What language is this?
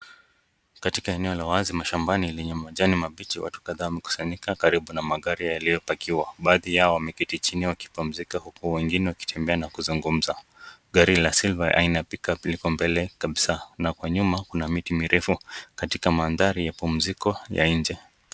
Swahili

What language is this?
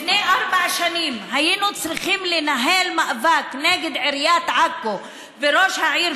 Hebrew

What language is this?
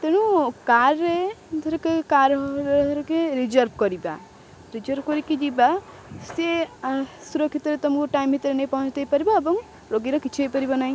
Odia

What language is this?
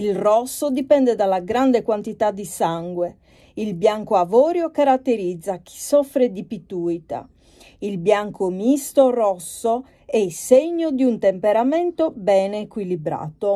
Italian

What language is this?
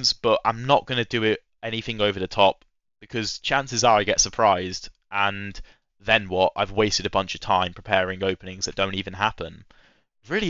English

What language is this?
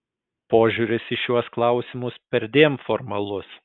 Lithuanian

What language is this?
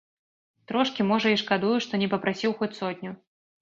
Belarusian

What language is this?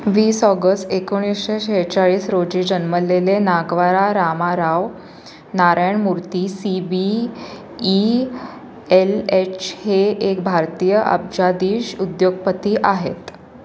Marathi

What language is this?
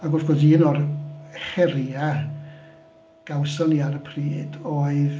Welsh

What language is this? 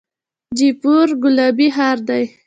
Pashto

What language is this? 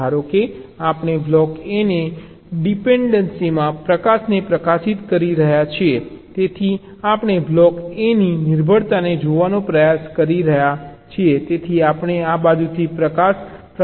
Gujarati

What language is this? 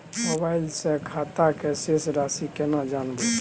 Maithili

